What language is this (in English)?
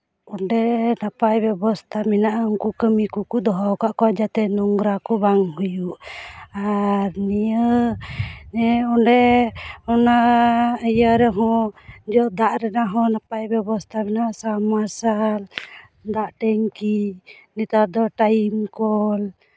Santali